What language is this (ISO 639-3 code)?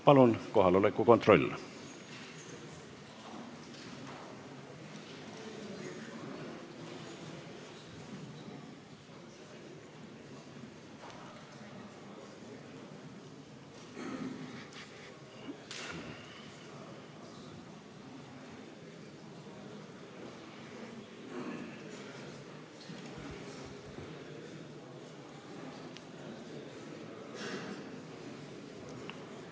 est